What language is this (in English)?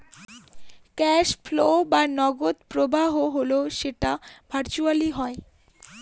Bangla